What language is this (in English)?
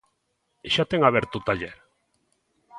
Galician